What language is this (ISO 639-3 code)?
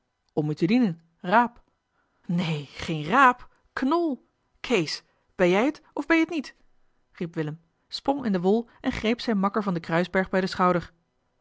nld